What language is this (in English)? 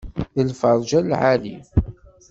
Kabyle